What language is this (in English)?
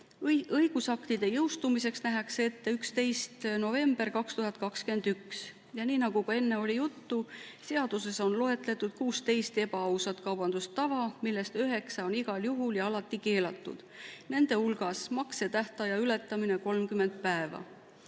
Estonian